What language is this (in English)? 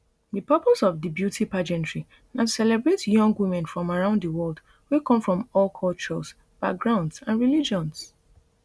Nigerian Pidgin